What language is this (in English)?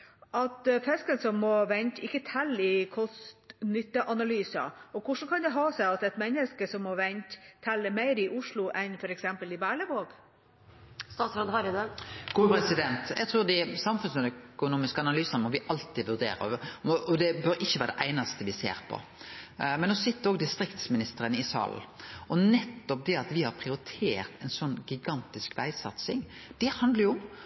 Norwegian